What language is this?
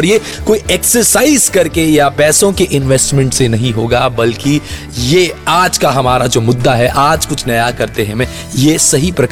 Hindi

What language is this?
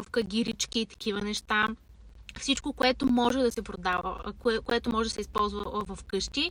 Bulgarian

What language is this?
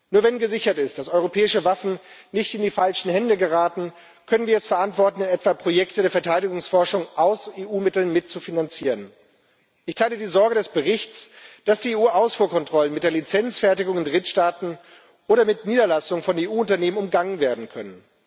German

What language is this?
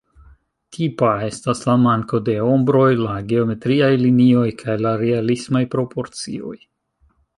Esperanto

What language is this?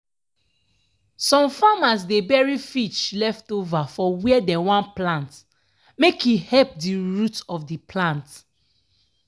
Nigerian Pidgin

